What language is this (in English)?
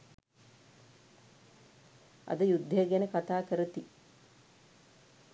Sinhala